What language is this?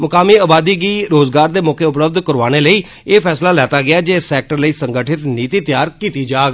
Dogri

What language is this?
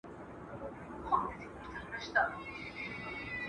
Pashto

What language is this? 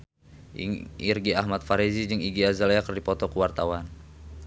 Sundanese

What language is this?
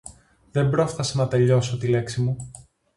Greek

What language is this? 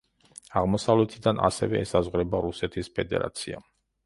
Georgian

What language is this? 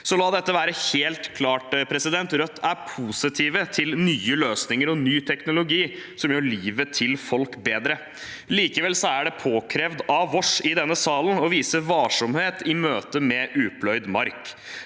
Norwegian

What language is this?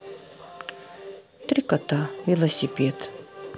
Russian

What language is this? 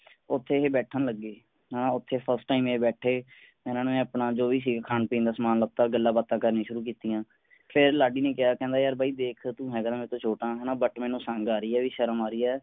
Punjabi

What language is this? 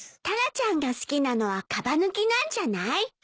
Japanese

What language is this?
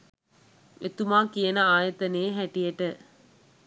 Sinhala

